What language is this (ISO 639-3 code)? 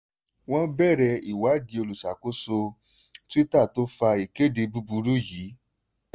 yor